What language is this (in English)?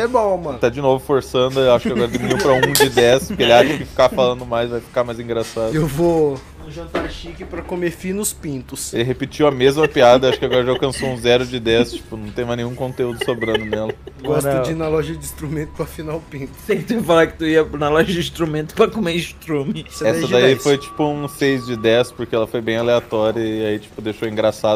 Portuguese